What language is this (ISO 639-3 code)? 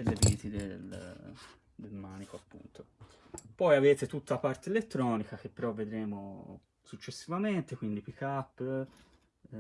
ita